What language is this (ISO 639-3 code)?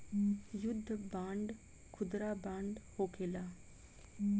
bho